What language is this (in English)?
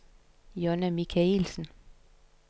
Danish